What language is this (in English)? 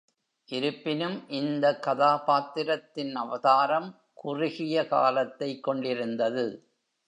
Tamil